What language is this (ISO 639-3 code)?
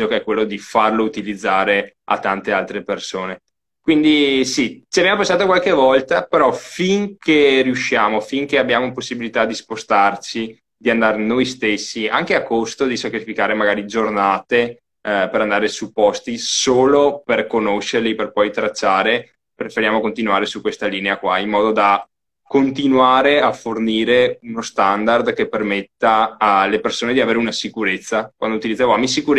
ita